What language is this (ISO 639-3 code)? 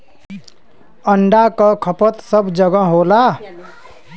bho